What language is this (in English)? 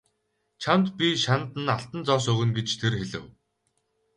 Mongolian